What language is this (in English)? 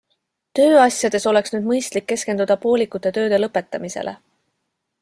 Estonian